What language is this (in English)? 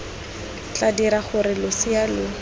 Tswana